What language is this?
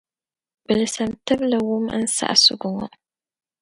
Dagbani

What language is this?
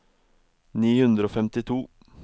Norwegian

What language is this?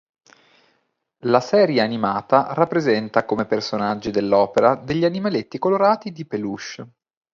Italian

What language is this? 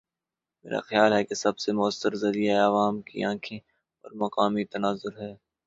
Urdu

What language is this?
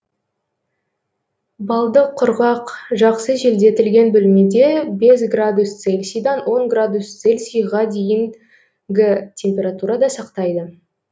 Kazakh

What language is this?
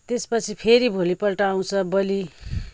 Nepali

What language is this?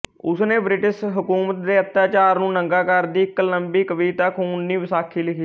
Punjabi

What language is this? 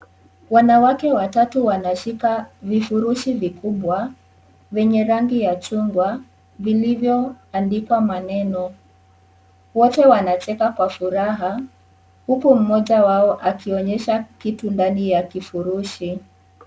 Swahili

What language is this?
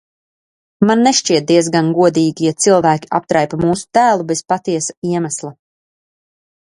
Latvian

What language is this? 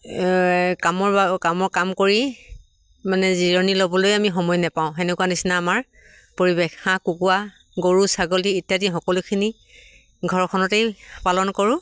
Assamese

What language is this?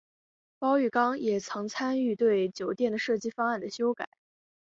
Chinese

